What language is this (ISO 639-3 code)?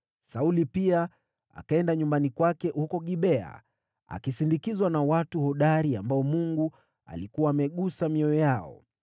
swa